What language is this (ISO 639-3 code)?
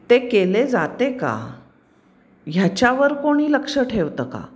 mar